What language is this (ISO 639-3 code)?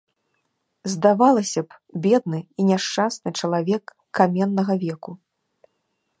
bel